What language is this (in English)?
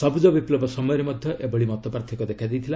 Odia